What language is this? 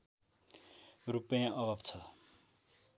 Nepali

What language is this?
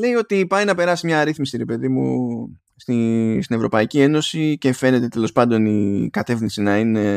Greek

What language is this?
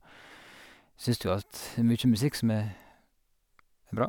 Norwegian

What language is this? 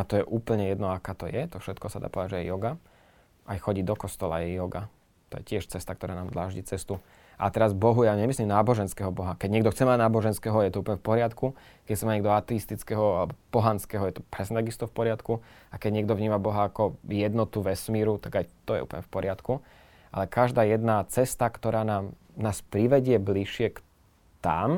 Slovak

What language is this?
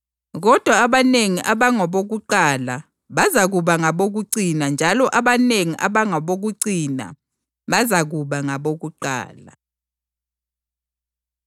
North Ndebele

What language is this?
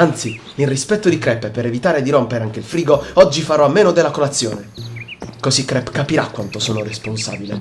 Italian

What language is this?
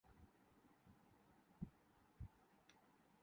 Urdu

